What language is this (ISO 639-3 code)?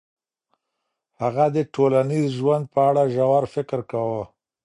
pus